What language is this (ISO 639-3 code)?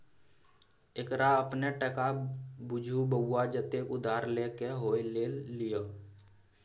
mai